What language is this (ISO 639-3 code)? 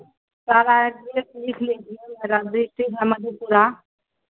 hin